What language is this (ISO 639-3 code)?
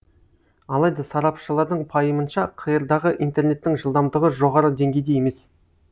kaz